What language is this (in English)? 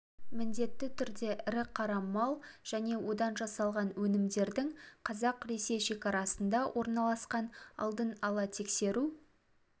Kazakh